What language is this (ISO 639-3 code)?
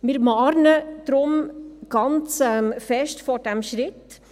gsw